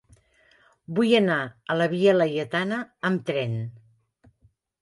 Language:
Catalan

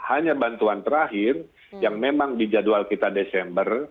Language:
Indonesian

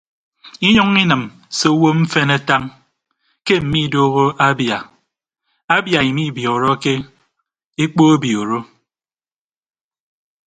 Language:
Ibibio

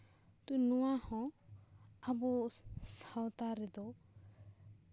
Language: Santali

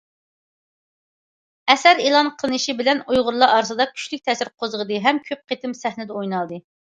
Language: Uyghur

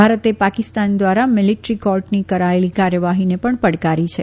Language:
Gujarati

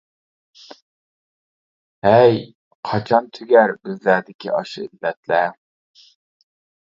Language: Uyghur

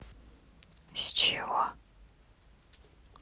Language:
Russian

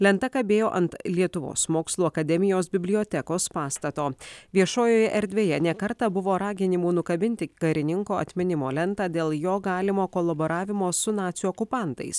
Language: Lithuanian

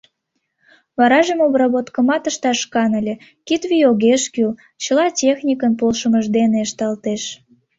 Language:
Mari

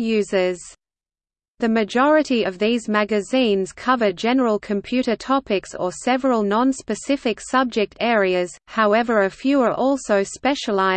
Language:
English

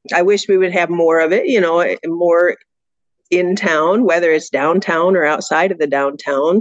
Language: English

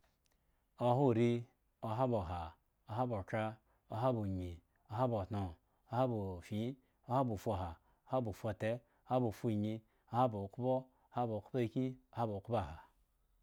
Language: Eggon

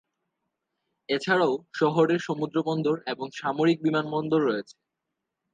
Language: Bangla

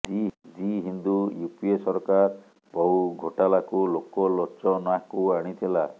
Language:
Odia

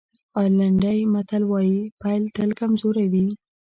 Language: Pashto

